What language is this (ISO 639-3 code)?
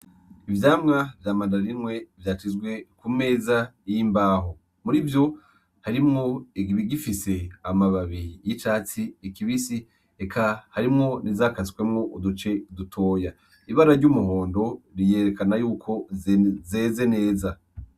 run